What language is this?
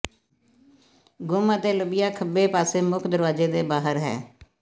Punjabi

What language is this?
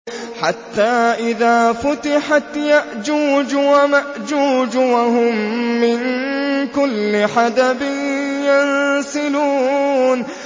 Arabic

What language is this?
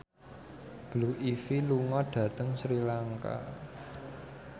Javanese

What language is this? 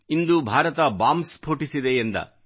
Kannada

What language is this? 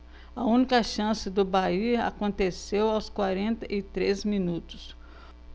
Portuguese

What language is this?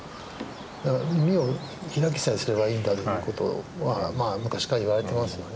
Japanese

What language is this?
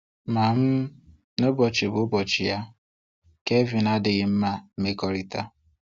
Igbo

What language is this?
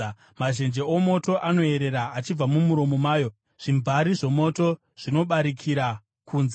Shona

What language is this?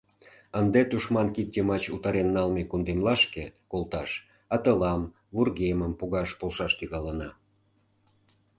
Mari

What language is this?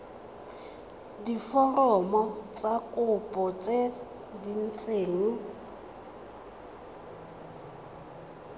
Tswana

